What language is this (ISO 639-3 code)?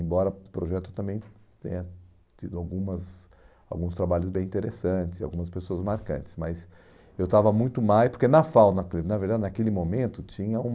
por